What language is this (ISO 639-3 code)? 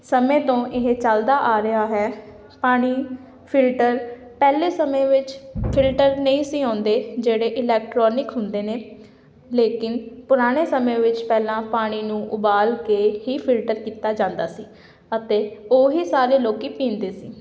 pan